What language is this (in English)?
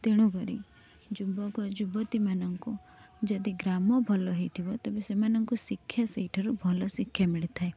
Odia